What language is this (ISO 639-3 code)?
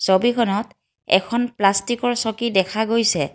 asm